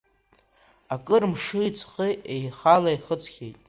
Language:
Abkhazian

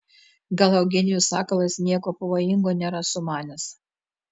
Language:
Lithuanian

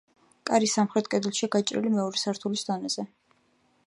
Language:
Georgian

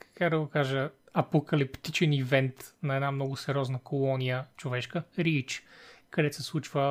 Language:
Bulgarian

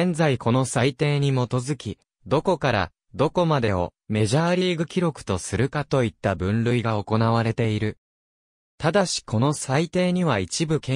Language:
Japanese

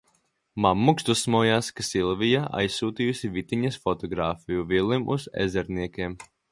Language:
Latvian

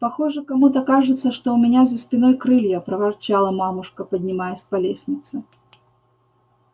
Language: Russian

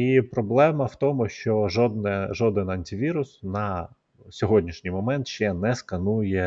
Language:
Ukrainian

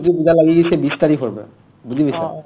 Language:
Assamese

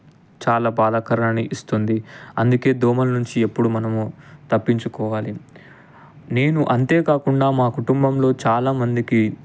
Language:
Telugu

